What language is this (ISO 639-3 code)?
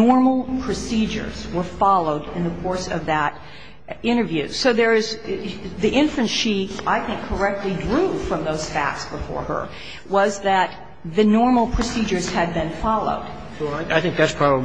eng